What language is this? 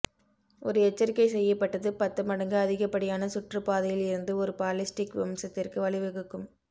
Tamil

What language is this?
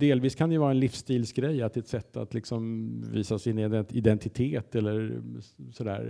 Swedish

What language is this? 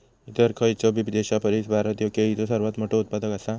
Marathi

